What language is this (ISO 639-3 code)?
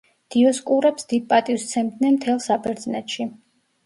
kat